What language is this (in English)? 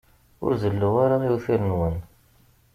Kabyle